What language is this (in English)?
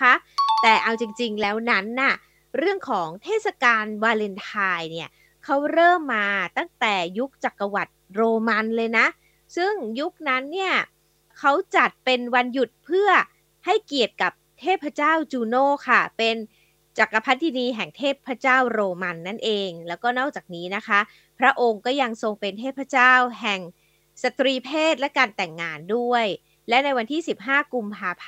Thai